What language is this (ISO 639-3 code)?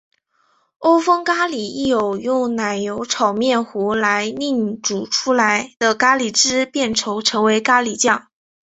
zho